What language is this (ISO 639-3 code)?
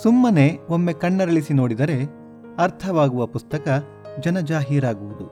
kan